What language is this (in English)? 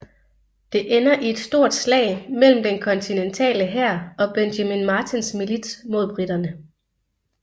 Danish